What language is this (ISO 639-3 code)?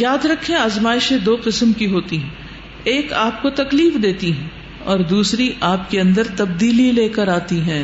urd